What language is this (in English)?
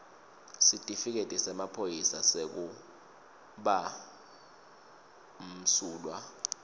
Swati